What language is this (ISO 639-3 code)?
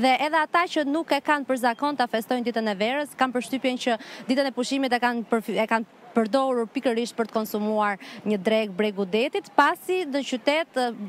ron